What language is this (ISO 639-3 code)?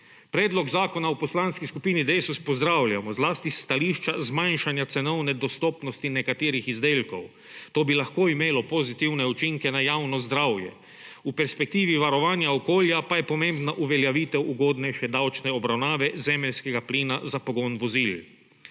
slv